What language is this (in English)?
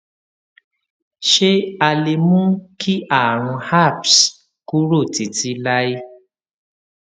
Yoruba